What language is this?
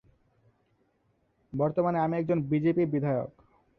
Bangla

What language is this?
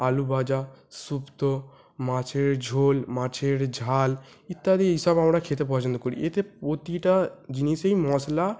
Bangla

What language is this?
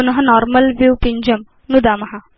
Sanskrit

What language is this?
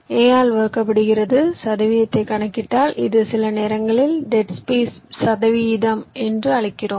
Tamil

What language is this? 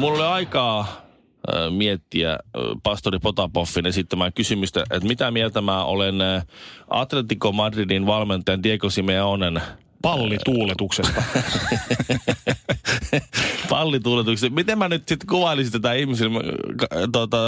Finnish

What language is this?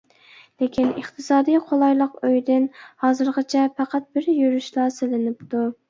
Uyghur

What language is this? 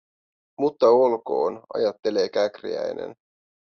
Finnish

